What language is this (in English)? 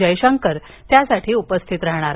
Marathi